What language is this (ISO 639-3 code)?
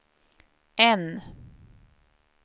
swe